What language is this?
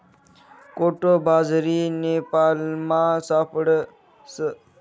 Marathi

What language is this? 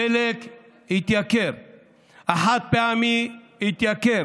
Hebrew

